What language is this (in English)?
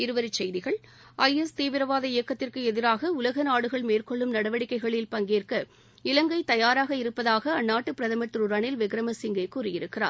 Tamil